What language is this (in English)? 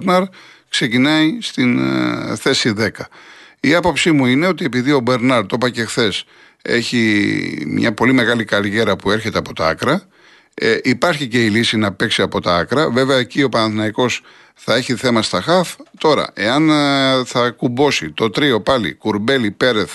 Greek